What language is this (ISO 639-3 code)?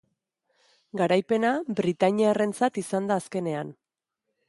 eus